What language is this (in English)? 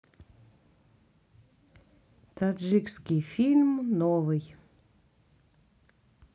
Russian